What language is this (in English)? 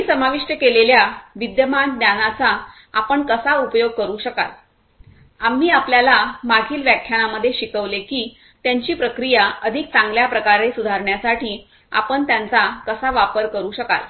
Marathi